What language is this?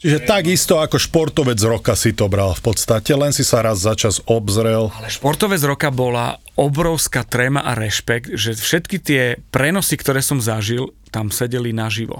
Slovak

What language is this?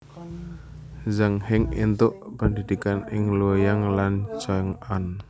Javanese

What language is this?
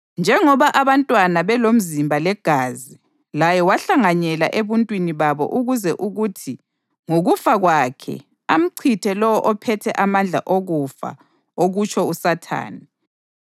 North Ndebele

